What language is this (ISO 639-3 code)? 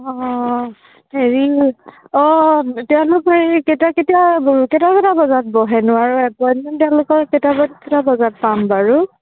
asm